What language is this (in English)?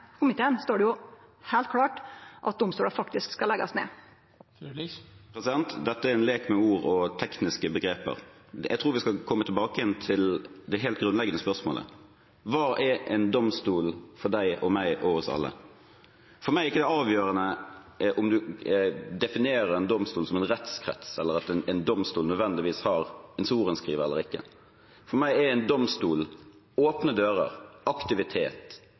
Norwegian